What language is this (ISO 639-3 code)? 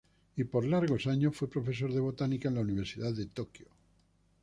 spa